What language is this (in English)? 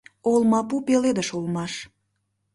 Mari